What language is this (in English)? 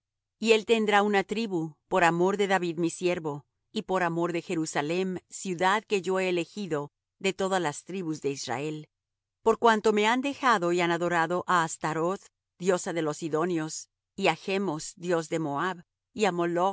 Spanish